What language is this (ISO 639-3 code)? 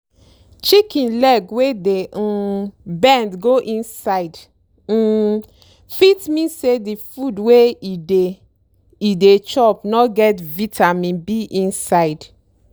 pcm